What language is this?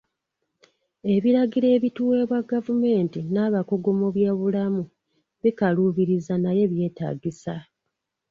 Ganda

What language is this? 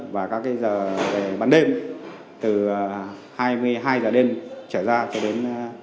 Vietnamese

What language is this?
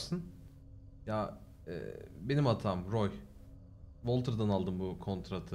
Turkish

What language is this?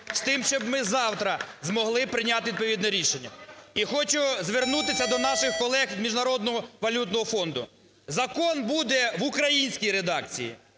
Ukrainian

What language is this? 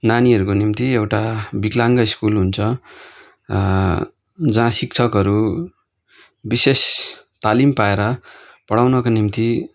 Nepali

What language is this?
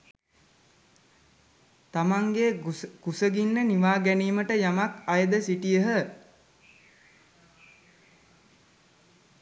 Sinhala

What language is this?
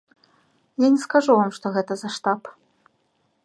Belarusian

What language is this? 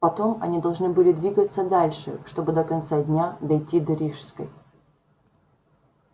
Russian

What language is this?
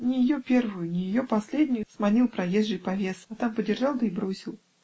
Russian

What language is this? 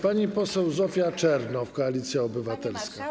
Polish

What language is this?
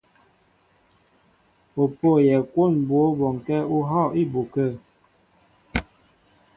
Mbo (Cameroon)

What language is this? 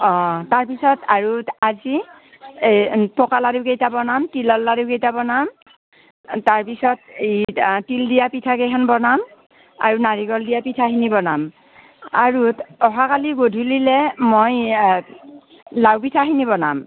Assamese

